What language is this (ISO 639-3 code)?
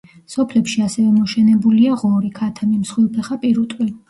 kat